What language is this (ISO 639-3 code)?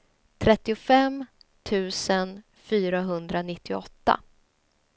swe